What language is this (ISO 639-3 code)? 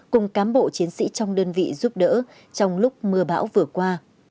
vie